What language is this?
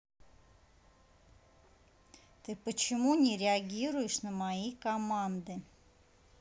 Russian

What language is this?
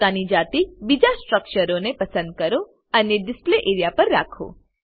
Gujarati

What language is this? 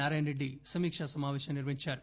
Telugu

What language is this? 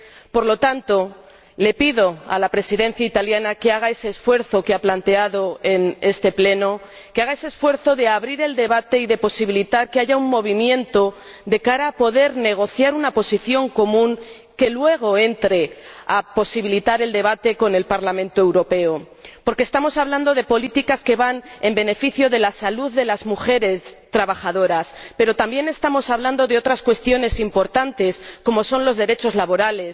Spanish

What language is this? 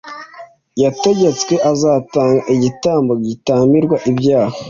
Kinyarwanda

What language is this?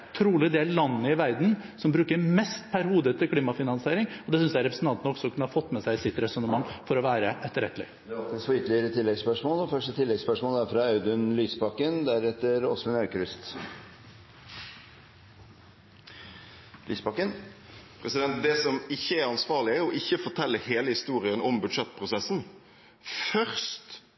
Norwegian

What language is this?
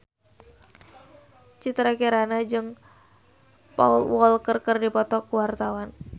Sundanese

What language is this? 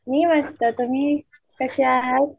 Marathi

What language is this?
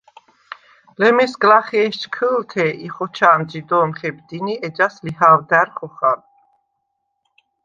Svan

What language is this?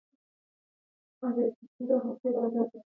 Pashto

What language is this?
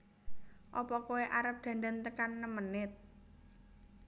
Javanese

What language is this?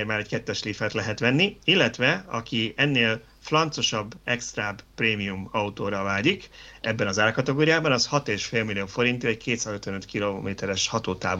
Hungarian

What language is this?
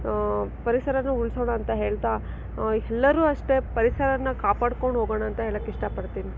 Kannada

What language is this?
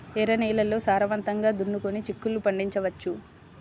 Telugu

